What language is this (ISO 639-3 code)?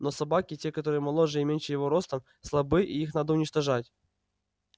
rus